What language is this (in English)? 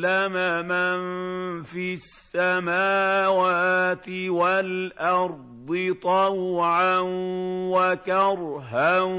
Arabic